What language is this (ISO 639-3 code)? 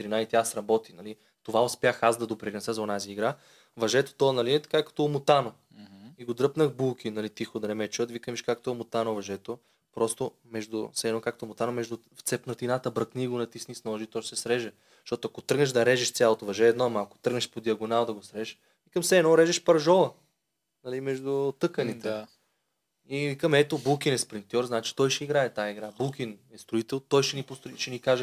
bul